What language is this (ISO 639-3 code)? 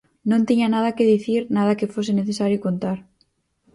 glg